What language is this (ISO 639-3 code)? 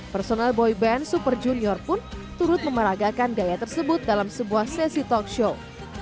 ind